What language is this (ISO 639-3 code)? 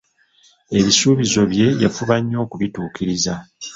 lug